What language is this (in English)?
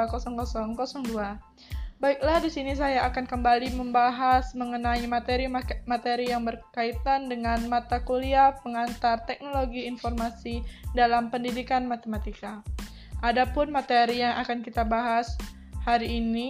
Indonesian